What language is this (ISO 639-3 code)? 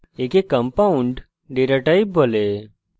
ben